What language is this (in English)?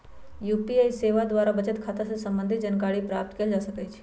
Magahi